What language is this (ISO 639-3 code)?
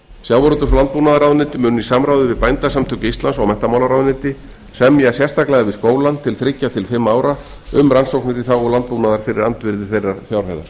isl